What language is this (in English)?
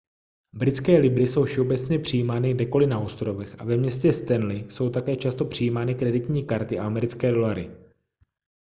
Czech